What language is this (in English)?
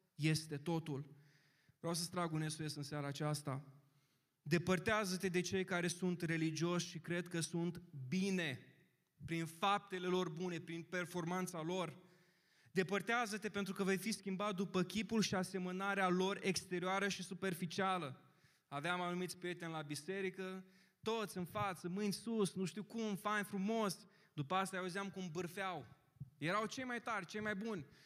Romanian